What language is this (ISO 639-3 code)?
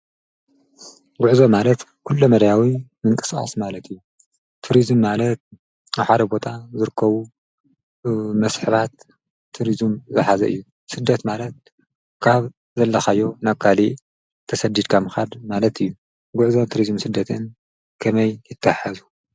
tir